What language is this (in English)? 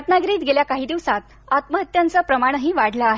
Marathi